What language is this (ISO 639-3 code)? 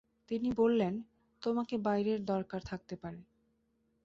ben